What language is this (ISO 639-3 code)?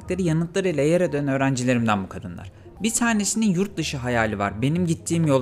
tur